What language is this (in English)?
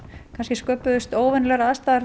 Icelandic